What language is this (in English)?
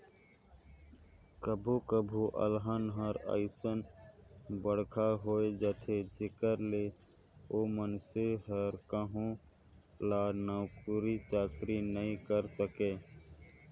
Chhattisgarhi